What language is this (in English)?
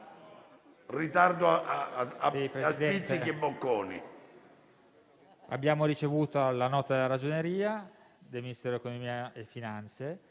Italian